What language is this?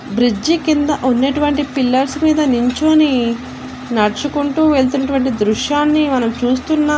Telugu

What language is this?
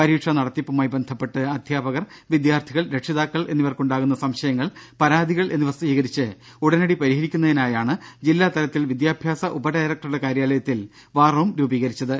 Malayalam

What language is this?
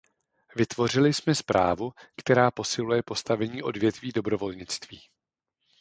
Czech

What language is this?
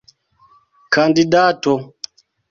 Esperanto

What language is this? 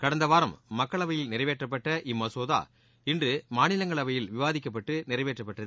Tamil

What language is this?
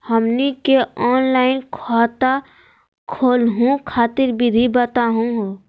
Magahi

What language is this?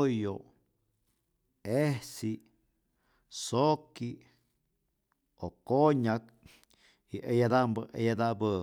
Rayón Zoque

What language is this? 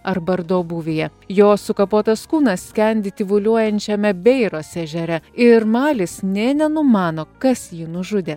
Lithuanian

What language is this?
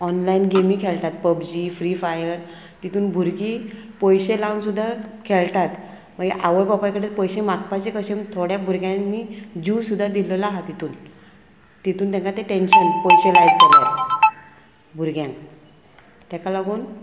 Konkani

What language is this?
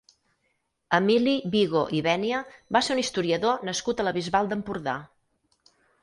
Catalan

